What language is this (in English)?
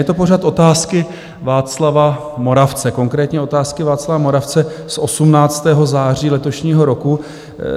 Czech